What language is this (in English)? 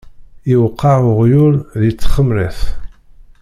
Kabyle